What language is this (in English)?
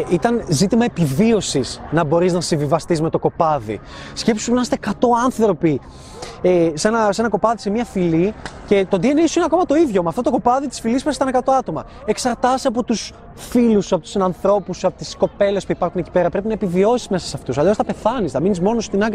Greek